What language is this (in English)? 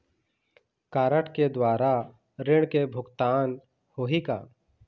Chhattisgarhi